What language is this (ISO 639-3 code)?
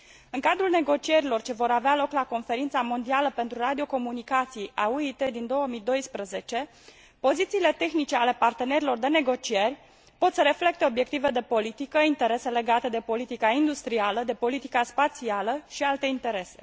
ron